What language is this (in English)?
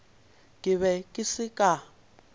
Northern Sotho